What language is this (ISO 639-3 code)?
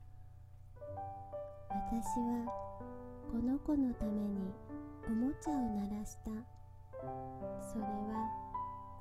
jpn